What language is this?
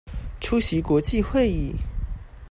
Chinese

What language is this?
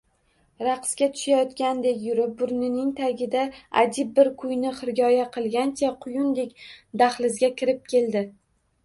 Uzbek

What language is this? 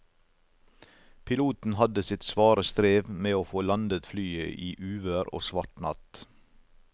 Norwegian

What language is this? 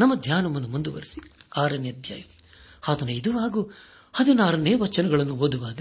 Kannada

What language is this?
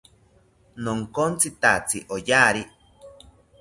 South Ucayali Ashéninka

